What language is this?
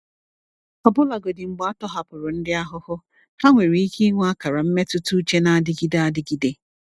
Igbo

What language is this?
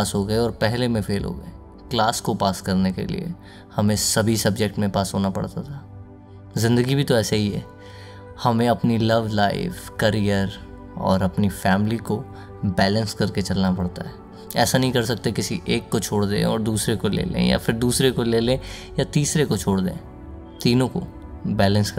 Hindi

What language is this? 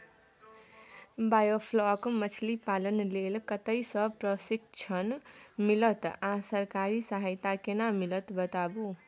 Maithili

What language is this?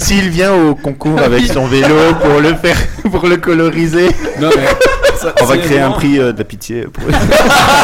French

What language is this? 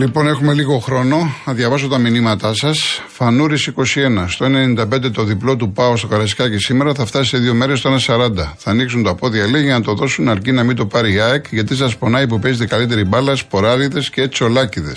Greek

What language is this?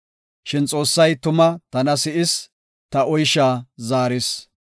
Gofa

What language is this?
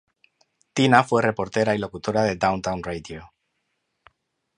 Spanish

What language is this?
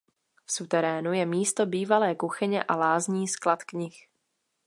Czech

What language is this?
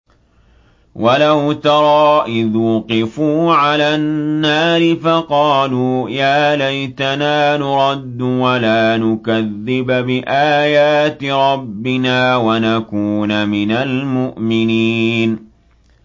Arabic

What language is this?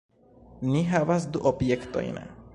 Esperanto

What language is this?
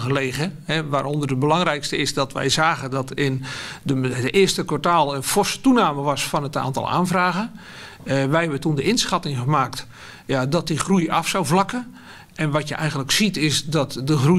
Dutch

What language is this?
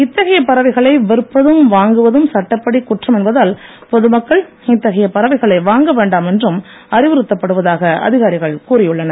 Tamil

